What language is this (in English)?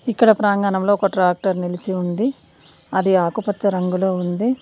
Telugu